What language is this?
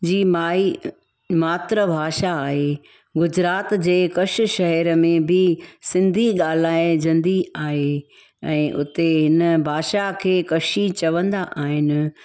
Sindhi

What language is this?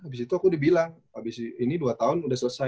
Indonesian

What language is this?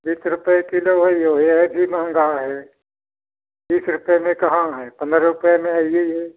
Hindi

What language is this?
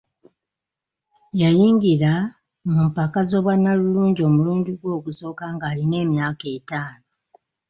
Ganda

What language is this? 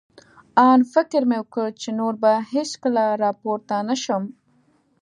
Pashto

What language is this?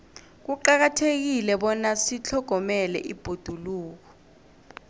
South Ndebele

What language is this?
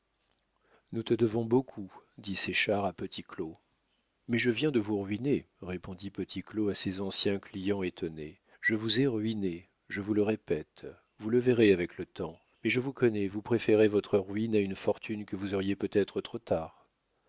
French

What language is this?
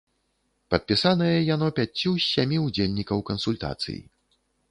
Belarusian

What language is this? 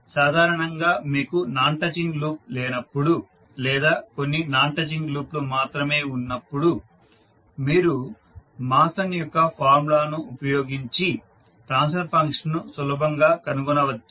Telugu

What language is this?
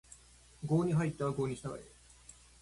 Japanese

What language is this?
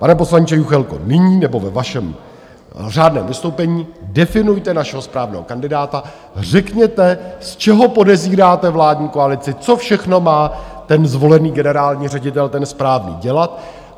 Czech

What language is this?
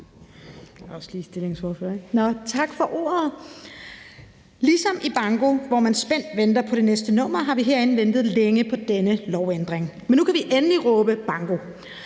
Danish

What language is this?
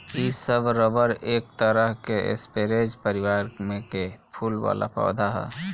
Bhojpuri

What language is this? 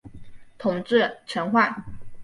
Chinese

